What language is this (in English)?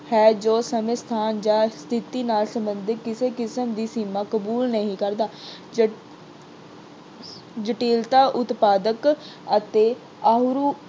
Punjabi